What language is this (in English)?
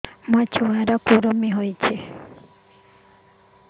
Odia